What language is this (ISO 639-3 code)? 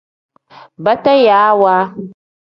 kdh